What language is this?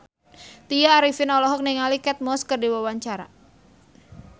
Sundanese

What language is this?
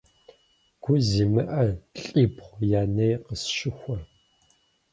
Kabardian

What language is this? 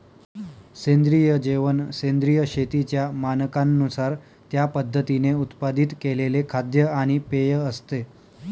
Marathi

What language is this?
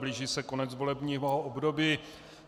Czech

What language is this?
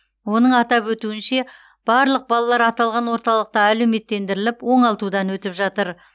Kazakh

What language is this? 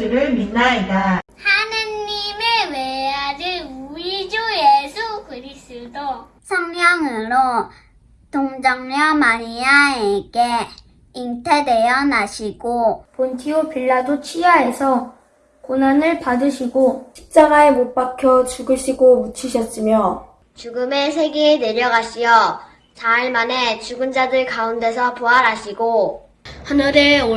Korean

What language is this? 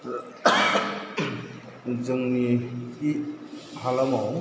Bodo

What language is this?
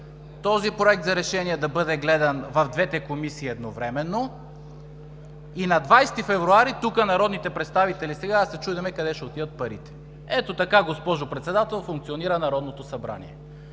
Bulgarian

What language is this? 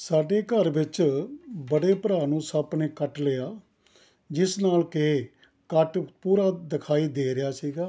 Punjabi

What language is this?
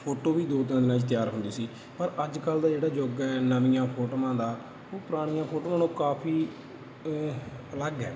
Punjabi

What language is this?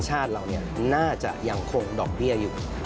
Thai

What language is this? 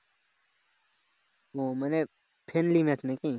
Bangla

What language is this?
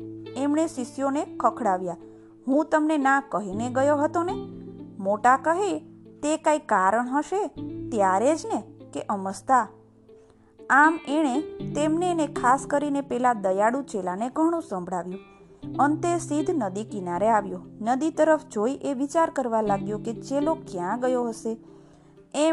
Gujarati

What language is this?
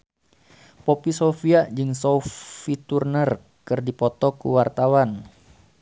Sundanese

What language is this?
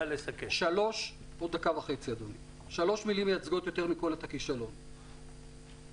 Hebrew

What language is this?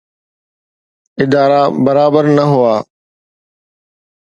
Sindhi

